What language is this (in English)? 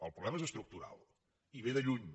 Catalan